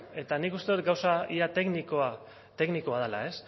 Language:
Basque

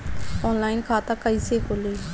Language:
Bhojpuri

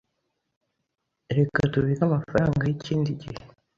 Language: Kinyarwanda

